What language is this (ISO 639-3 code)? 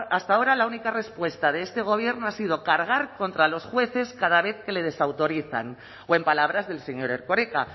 spa